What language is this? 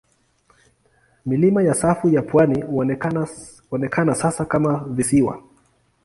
Swahili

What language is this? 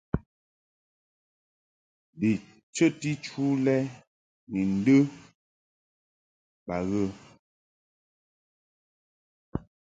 Mungaka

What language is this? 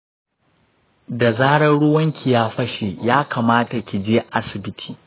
Hausa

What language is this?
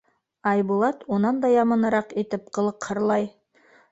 Bashkir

